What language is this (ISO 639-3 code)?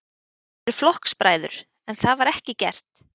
isl